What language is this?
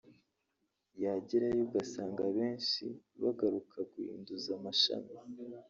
Kinyarwanda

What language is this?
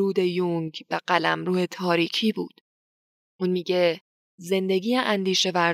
Persian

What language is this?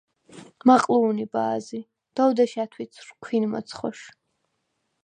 Svan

